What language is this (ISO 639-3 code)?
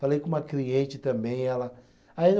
por